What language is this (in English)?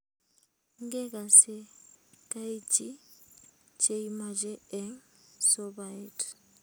Kalenjin